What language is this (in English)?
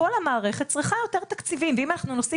Hebrew